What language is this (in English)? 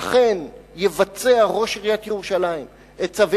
Hebrew